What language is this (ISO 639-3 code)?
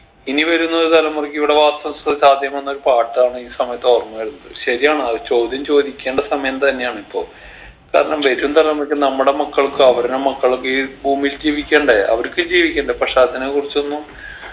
mal